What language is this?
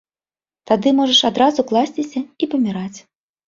Belarusian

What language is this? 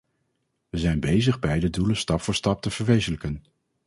Dutch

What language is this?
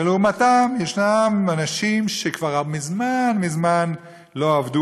Hebrew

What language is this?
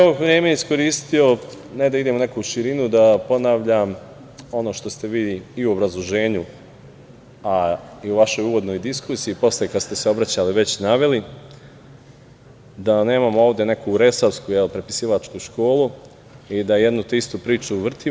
Serbian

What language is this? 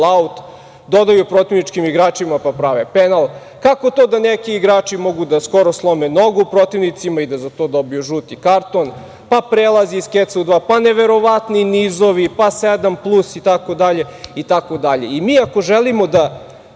Serbian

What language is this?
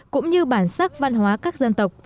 Vietnamese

